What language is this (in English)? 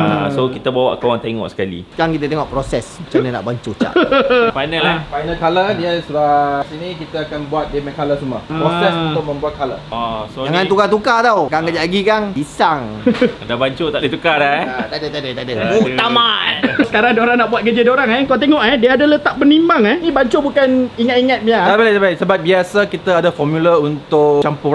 Malay